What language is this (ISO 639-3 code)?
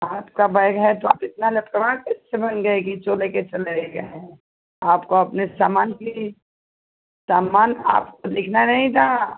hin